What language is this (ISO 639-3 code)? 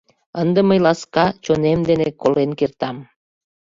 chm